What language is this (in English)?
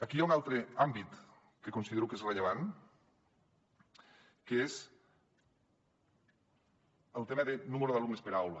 Catalan